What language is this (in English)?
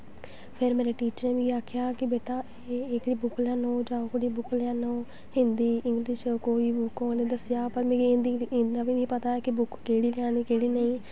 Dogri